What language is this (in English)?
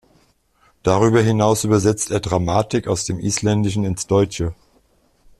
German